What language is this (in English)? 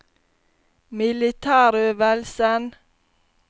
Norwegian